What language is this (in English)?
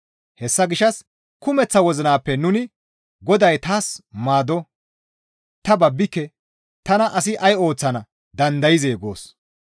Gamo